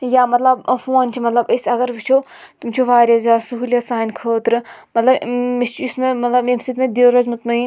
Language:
Kashmiri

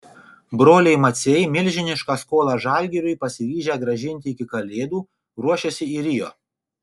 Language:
Lithuanian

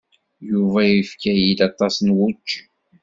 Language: Kabyle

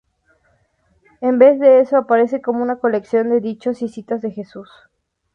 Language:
Spanish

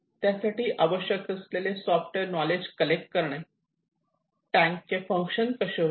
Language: Marathi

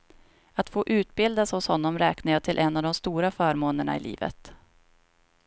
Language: Swedish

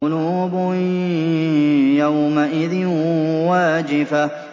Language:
Arabic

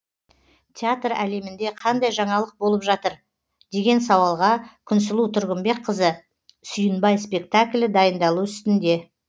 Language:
Kazakh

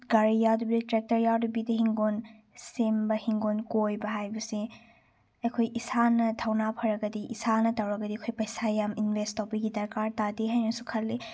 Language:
Manipuri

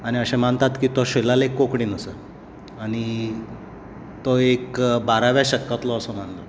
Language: Konkani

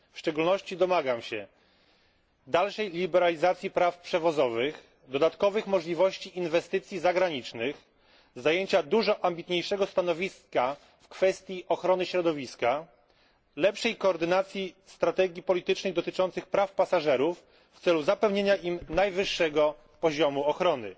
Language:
Polish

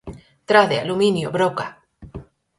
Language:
Galician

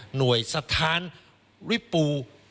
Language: Thai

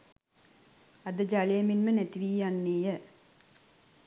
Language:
Sinhala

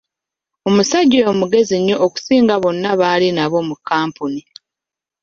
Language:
Ganda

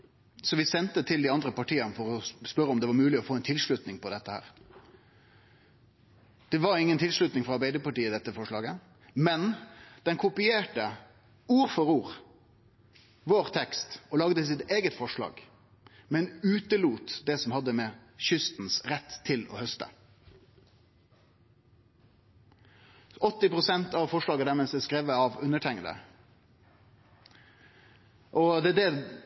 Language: Norwegian Nynorsk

